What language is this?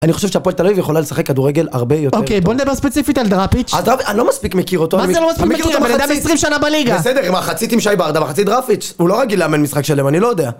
Hebrew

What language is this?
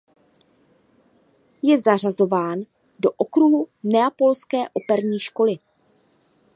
Czech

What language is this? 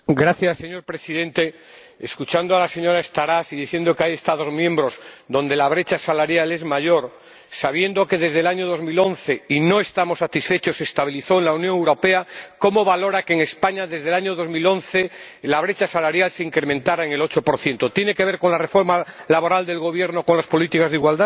Spanish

